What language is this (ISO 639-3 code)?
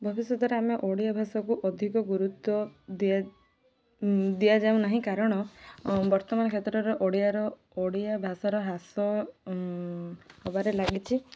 ori